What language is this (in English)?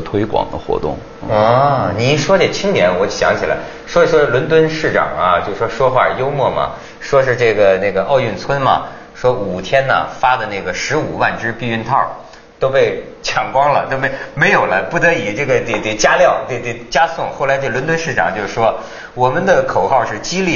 Chinese